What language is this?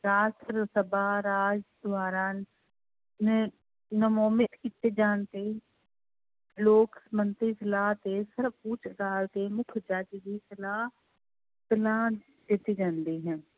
Punjabi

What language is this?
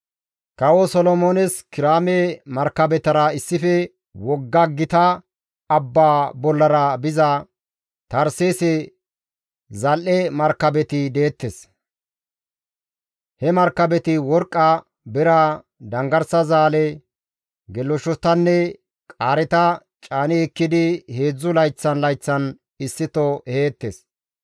Gamo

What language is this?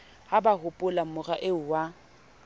Southern Sotho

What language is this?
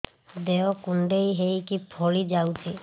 Odia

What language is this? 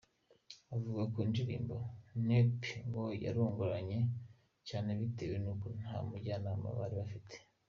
Kinyarwanda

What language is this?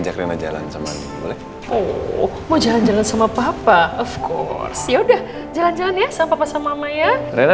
Indonesian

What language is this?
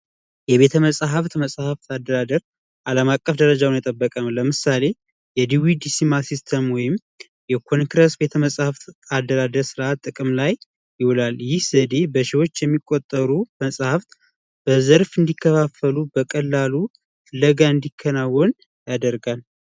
Amharic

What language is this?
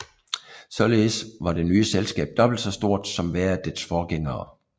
Danish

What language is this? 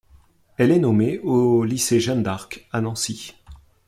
French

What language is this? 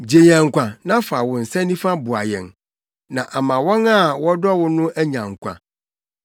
Akan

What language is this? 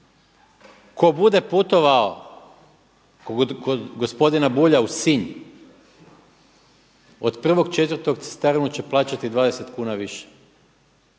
Croatian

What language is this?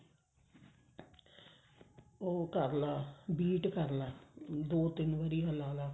Punjabi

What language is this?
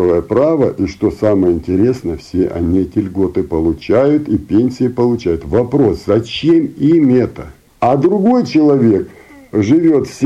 Russian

